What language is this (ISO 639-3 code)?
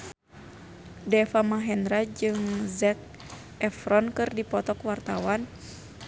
sun